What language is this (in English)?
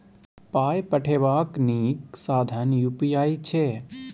Maithili